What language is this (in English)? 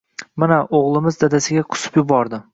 Uzbek